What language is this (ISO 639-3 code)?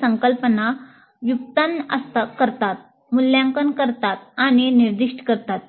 mar